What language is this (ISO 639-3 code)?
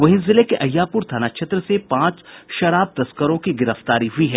hin